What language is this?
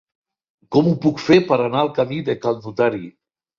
Catalan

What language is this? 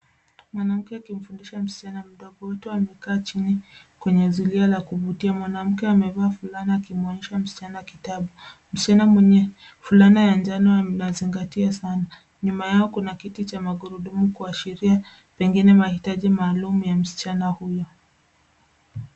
Swahili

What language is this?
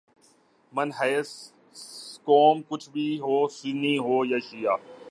Urdu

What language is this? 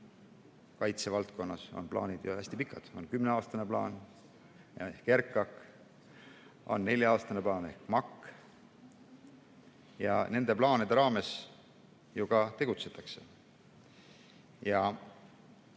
Estonian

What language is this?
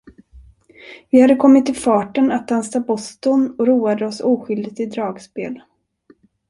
Swedish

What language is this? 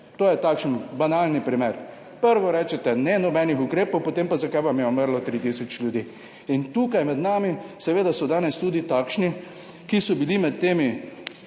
Slovenian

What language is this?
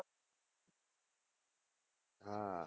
Gujarati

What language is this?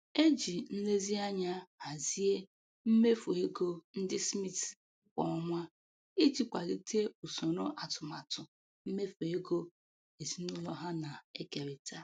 Igbo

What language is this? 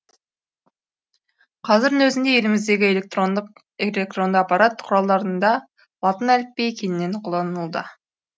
Kazakh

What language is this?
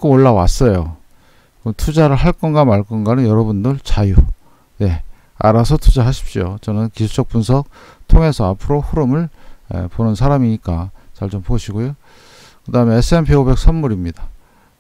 Korean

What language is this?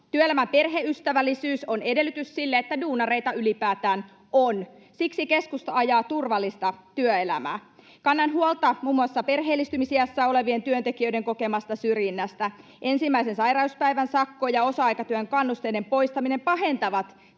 Finnish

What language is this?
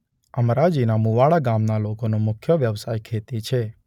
Gujarati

